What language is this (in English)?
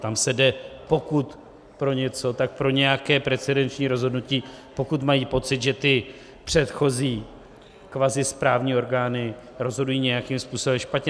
Czech